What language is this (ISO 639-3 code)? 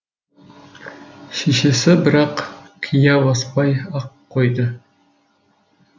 kaz